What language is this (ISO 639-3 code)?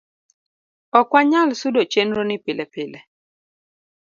luo